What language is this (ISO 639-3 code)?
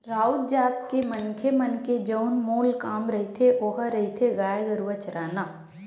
hne